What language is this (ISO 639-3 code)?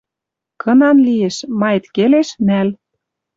mrj